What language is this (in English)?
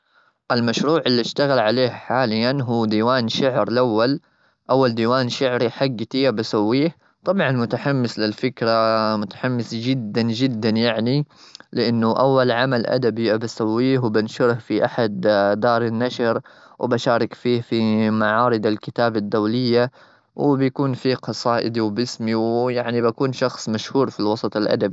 Gulf Arabic